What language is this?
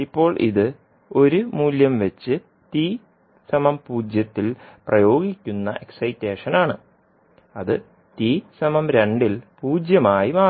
Malayalam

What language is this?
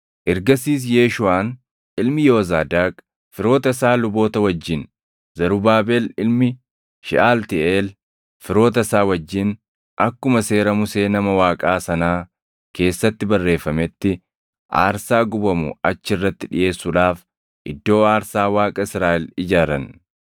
Oromo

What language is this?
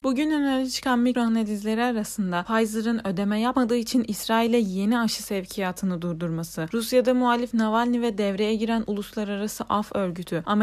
Turkish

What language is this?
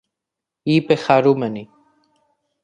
Greek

